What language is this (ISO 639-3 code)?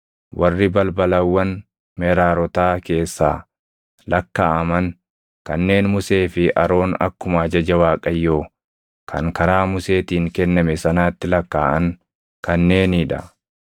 orm